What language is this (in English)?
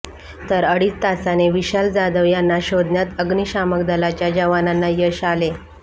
Marathi